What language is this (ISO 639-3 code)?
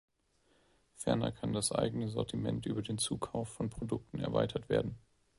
deu